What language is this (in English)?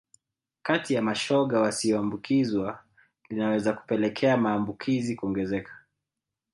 Swahili